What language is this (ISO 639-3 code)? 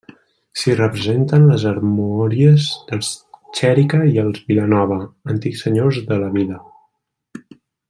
cat